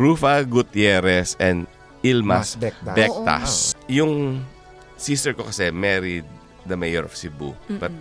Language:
Filipino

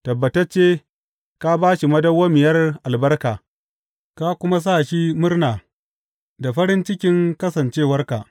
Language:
Hausa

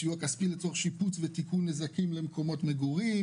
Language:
Hebrew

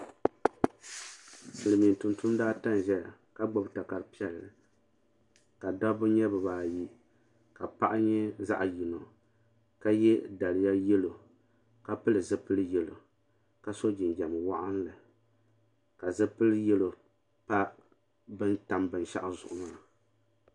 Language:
Dagbani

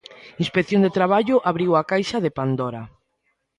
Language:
Galician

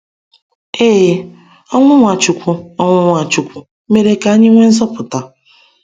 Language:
Igbo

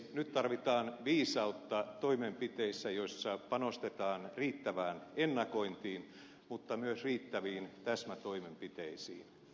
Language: Finnish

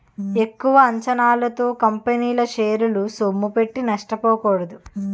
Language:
Telugu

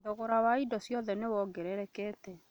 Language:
Kikuyu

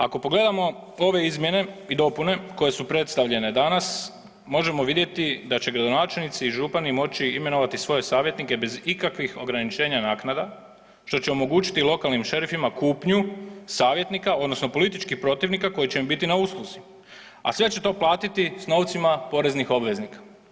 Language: Croatian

